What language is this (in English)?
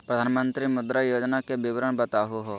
Magahi